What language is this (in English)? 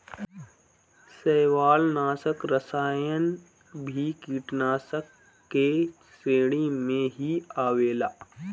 Bhojpuri